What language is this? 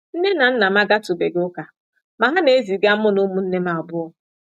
Igbo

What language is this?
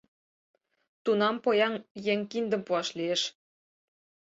Mari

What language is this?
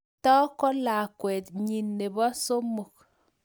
Kalenjin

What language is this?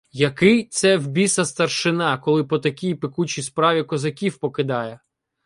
Ukrainian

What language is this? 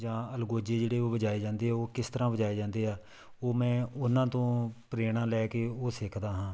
Punjabi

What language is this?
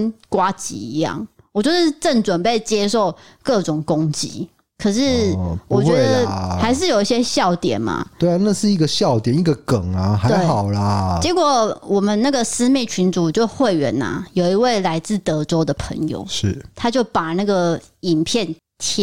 Chinese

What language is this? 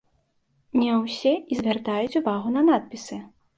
Belarusian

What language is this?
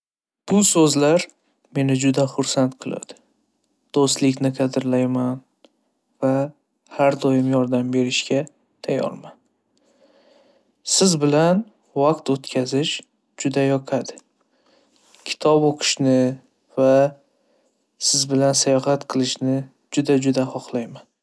Uzbek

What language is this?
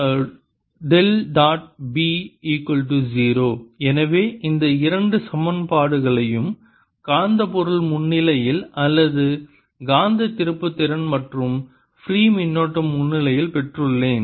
Tamil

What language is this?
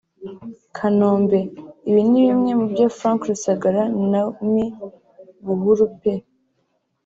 Kinyarwanda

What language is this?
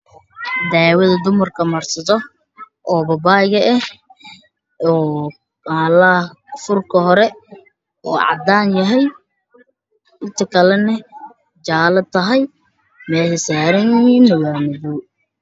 Somali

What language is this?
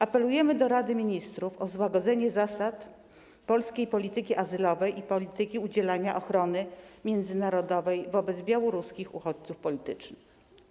Polish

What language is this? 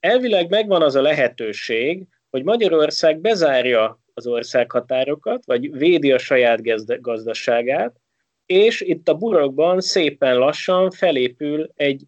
Hungarian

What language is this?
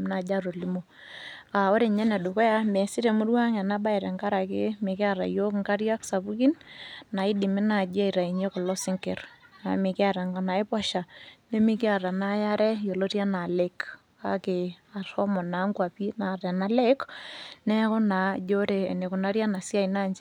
Masai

